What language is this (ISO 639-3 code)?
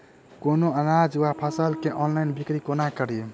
mai